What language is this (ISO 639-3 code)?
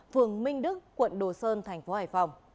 vie